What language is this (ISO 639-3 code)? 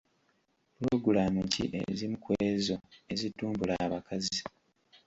lug